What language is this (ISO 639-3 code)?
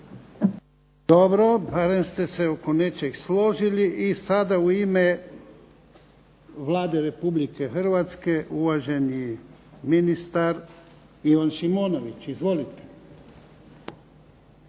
hrv